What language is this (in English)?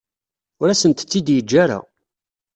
Kabyle